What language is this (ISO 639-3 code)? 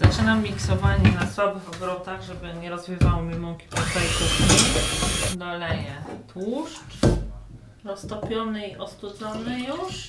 pol